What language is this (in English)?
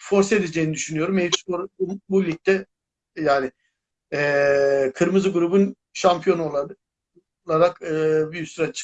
Turkish